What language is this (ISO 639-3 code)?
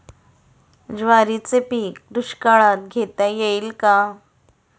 mar